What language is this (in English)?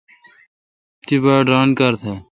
Kalkoti